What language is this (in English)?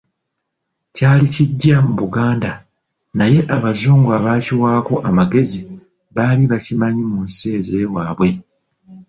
Ganda